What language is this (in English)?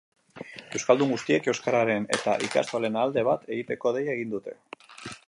Basque